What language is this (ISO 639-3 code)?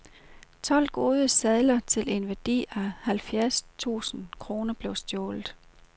dan